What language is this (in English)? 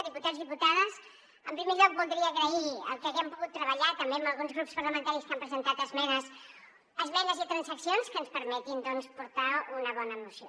Catalan